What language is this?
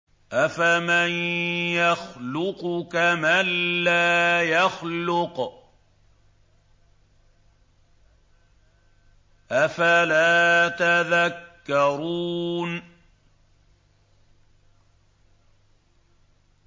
Arabic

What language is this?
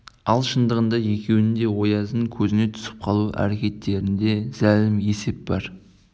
Kazakh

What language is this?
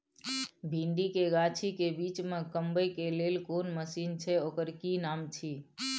Maithili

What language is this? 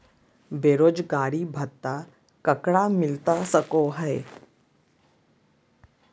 Magahi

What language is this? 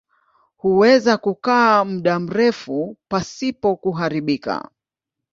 Swahili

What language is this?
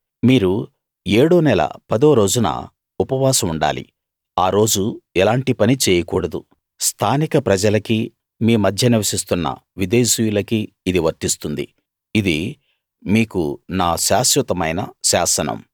Telugu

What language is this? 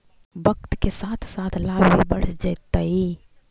Magahi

